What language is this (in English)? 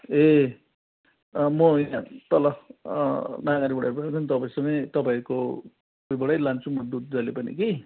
Nepali